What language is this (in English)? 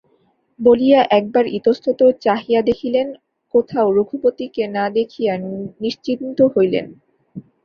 Bangla